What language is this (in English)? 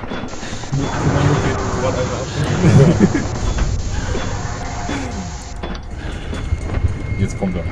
German